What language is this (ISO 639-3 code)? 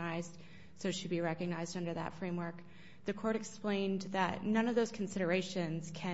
eng